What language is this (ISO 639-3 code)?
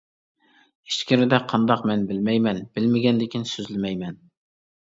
uig